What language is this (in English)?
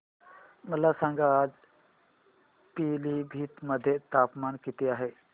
Marathi